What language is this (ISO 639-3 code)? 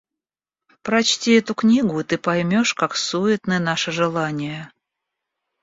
rus